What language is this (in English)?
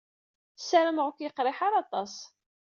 Kabyle